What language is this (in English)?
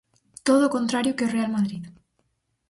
Galician